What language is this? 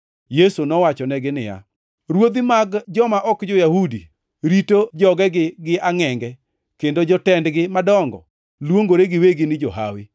Luo (Kenya and Tanzania)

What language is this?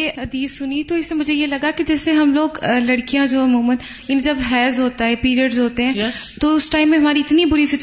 Urdu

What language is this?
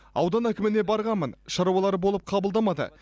Kazakh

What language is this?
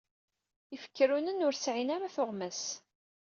Kabyle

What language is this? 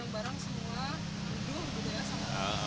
Indonesian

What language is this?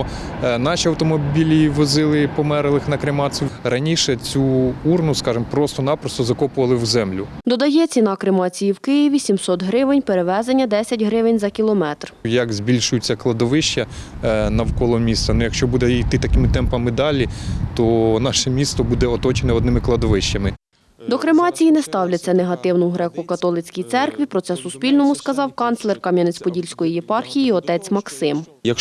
Ukrainian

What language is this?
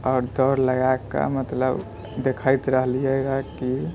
Maithili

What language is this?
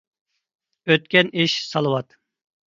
Uyghur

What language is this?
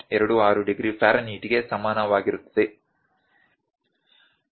Kannada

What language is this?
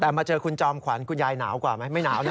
Thai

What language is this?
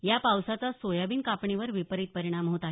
Marathi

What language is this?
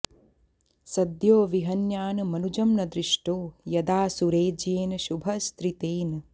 Sanskrit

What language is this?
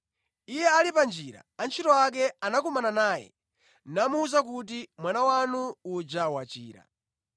Nyanja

